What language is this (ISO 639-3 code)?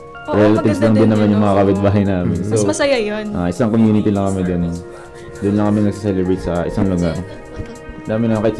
fil